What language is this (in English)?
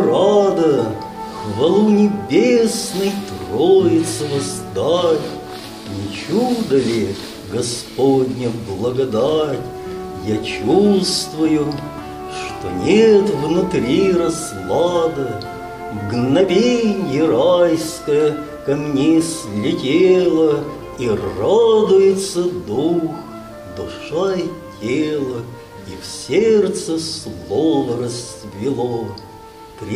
Russian